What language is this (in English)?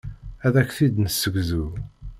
Kabyle